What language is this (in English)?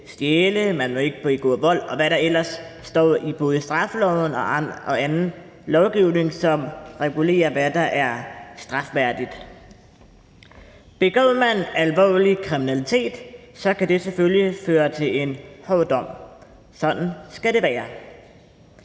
Danish